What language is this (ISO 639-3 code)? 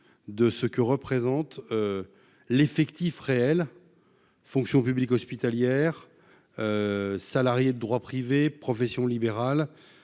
fra